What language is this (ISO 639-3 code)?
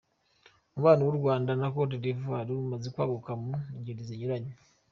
kin